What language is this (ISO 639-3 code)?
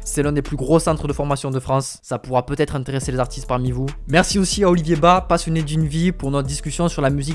fra